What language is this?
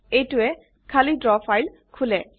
Assamese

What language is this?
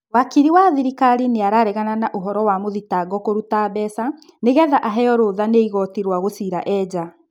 Kikuyu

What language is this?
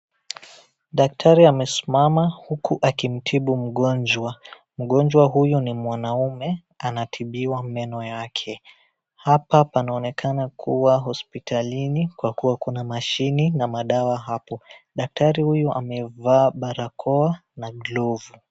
Swahili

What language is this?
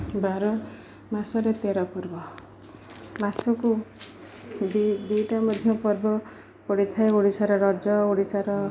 Odia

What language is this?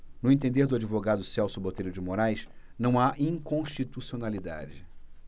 Portuguese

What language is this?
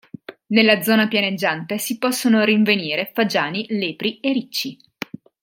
Italian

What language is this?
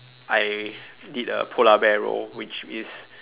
English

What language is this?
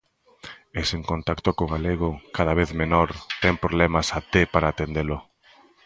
Galician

